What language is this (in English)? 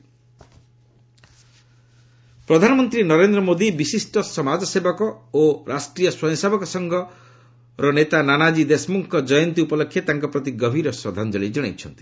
Odia